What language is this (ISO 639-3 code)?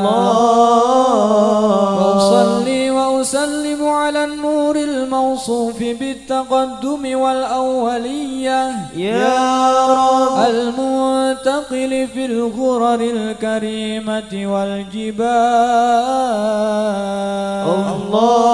ara